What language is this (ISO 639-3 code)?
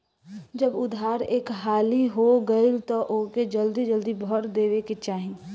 bho